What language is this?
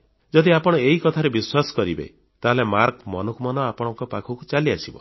Odia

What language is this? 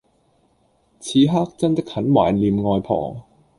Cantonese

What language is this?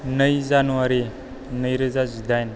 Bodo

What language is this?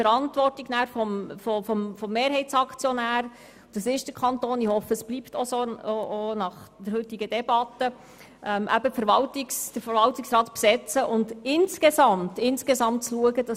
Swiss German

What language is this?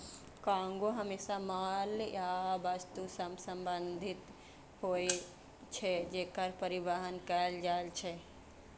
Maithili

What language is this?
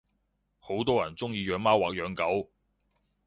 Cantonese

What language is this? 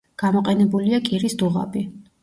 Georgian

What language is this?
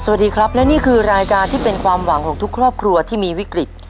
Thai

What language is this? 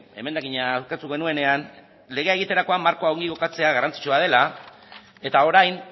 Basque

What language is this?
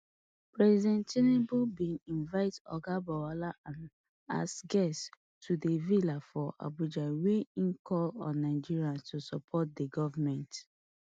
Nigerian Pidgin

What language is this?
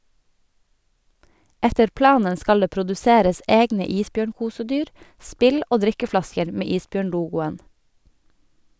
Norwegian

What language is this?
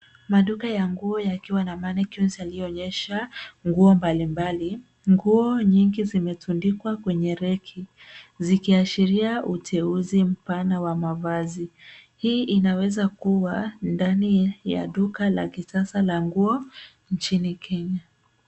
Swahili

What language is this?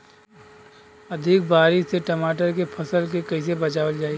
Bhojpuri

